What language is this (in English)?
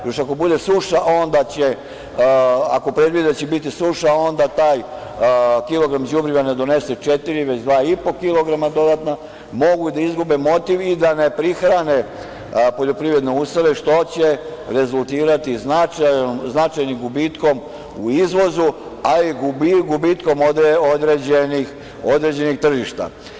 Serbian